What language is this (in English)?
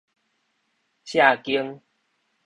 Min Nan Chinese